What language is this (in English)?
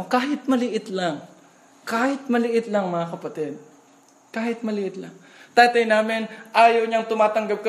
Filipino